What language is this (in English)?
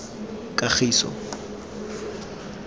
Tswana